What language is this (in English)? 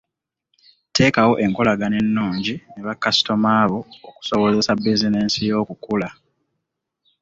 Ganda